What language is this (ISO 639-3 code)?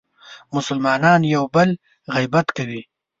pus